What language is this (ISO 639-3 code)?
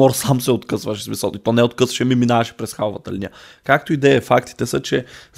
bul